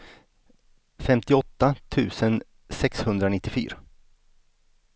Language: Swedish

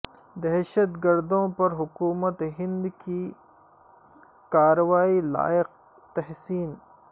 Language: Urdu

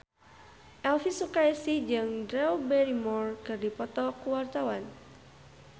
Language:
Sundanese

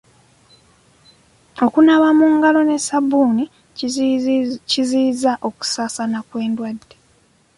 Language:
Ganda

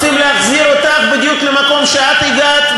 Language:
Hebrew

